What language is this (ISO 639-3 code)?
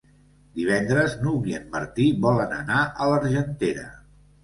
cat